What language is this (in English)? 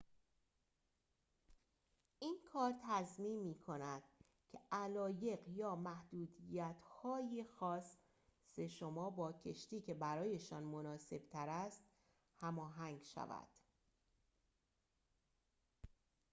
Persian